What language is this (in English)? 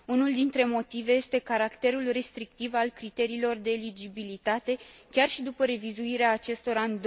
Romanian